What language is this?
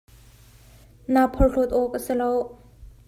Hakha Chin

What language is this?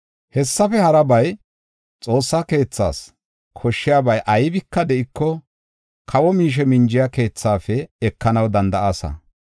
Gofa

